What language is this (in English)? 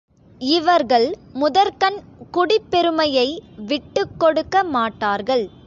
Tamil